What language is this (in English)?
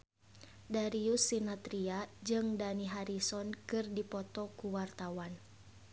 Sundanese